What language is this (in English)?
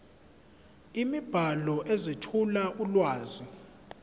Zulu